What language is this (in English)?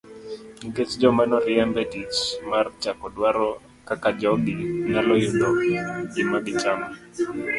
Luo (Kenya and Tanzania)